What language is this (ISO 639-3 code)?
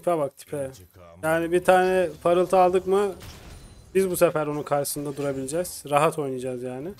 tur